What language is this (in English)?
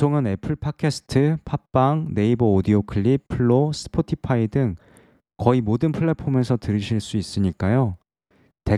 Korean